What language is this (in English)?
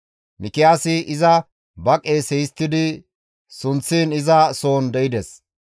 Gamo